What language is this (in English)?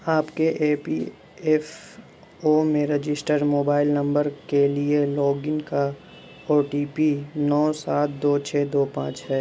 Urdu